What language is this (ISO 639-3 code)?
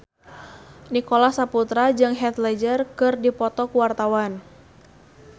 sun